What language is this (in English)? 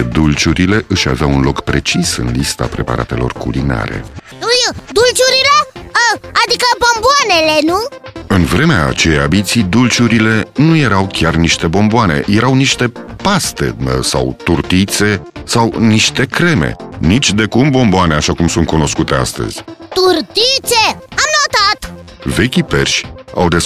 Romanian